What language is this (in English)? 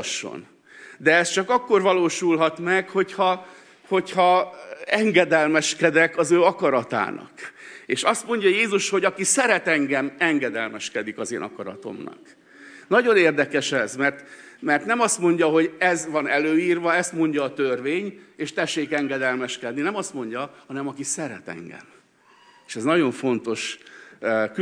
Hungarian